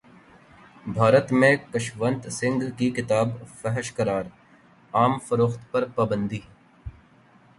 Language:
Urdu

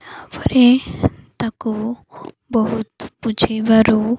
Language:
Odia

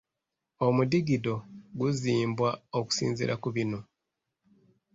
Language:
Ganda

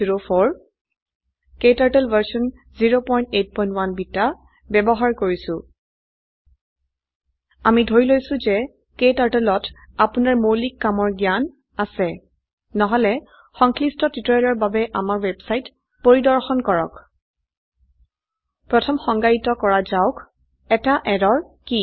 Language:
Assamese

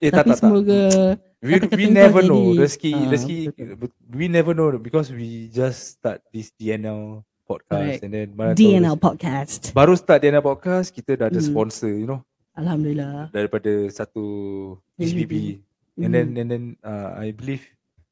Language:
Malay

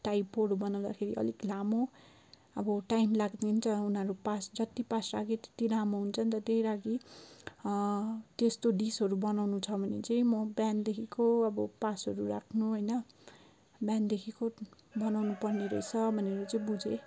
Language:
Nepali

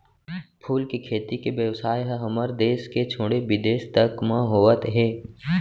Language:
Chhattisgarhi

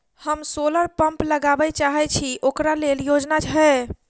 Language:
Maithili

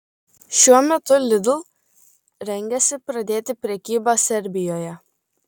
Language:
Lithuanian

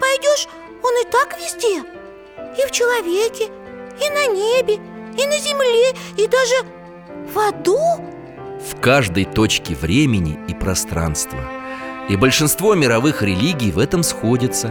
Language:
Russian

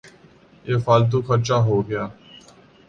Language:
Urdu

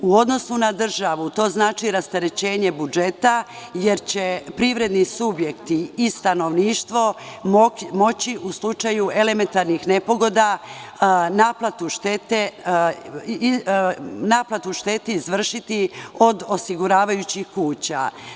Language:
Serbian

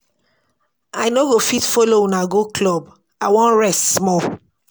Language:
Nigerian Pidgin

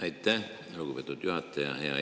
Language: Estonian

